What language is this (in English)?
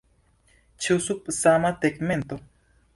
Esperanto